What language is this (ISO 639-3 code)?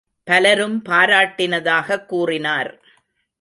tam